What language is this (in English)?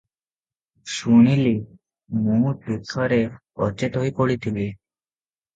Odia